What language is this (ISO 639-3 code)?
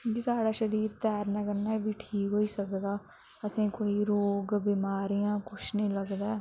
doi